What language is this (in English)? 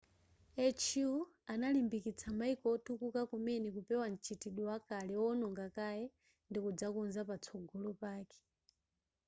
Nyanja